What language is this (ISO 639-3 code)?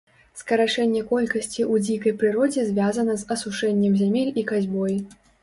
bel